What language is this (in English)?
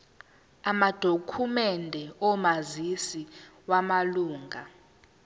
Zulu